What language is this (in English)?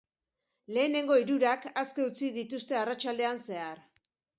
Basque